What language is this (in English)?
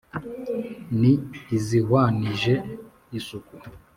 Kinyarwanda